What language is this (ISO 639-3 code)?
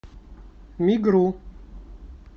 rus